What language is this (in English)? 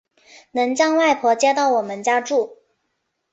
Chinese